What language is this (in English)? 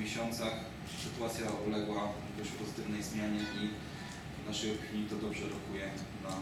Polish